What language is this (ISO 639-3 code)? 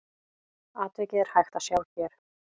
isl